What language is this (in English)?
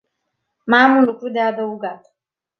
Romanian